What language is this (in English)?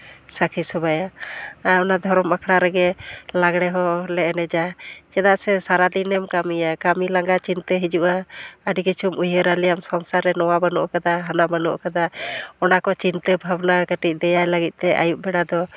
Santali